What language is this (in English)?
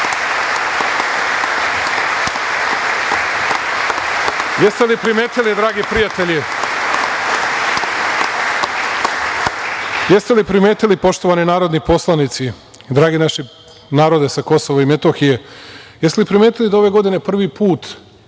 Serbian